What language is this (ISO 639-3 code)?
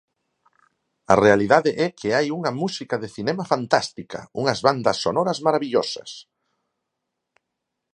glg